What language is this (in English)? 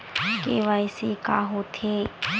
Chhattisgarhi